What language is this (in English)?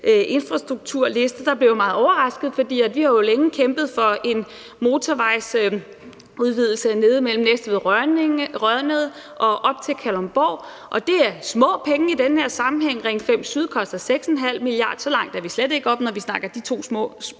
Danish